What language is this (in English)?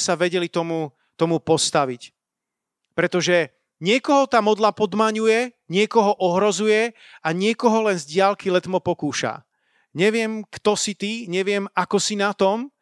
Slovak